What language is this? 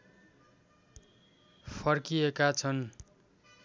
Nepali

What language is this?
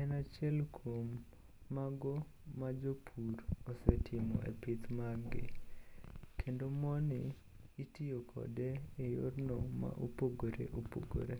Luo (Kenya and Tanzania)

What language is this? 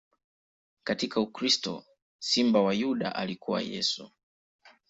Swahili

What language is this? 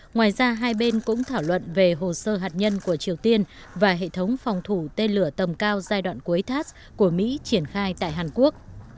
Vietnamese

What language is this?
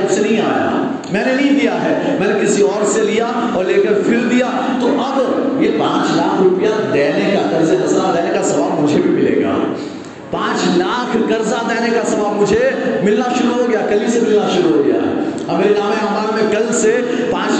Urdu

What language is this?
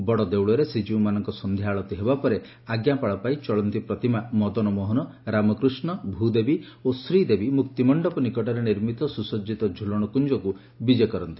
Odia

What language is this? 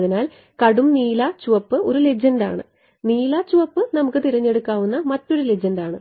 Malayalam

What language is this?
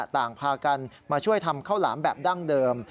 Thai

